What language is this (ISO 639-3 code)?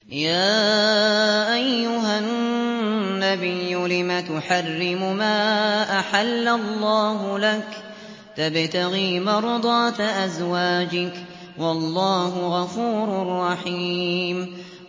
ara